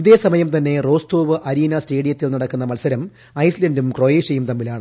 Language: Malayalam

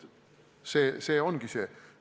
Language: Estonian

